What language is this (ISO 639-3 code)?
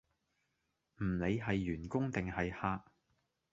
yue